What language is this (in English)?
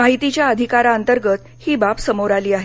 Marathi